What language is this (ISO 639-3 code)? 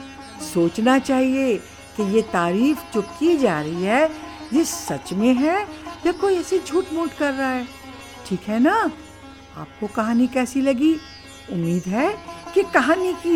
hin